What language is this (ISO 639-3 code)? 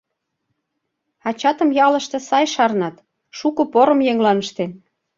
chm